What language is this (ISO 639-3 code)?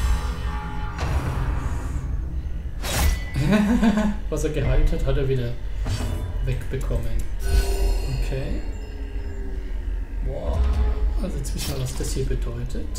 deu